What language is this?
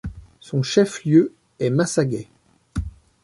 French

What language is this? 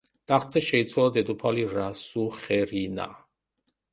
Georgian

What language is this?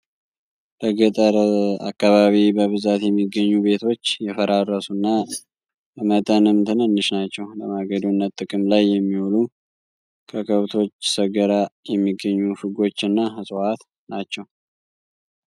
Amharic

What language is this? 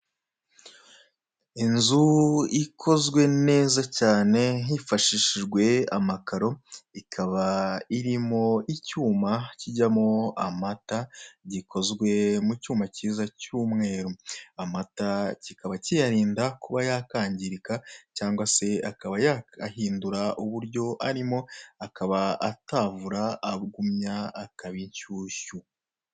Kinyarwanda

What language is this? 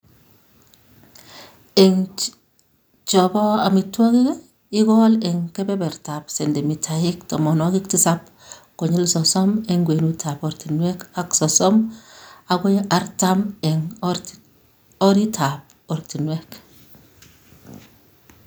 Kalenjin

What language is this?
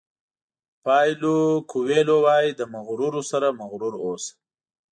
Pashto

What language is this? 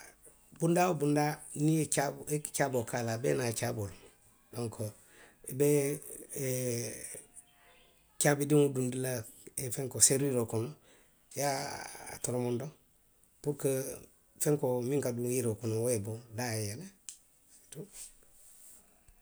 Western Maninkakan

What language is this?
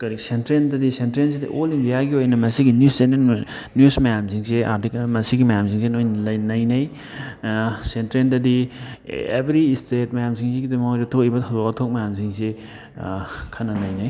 Manipuri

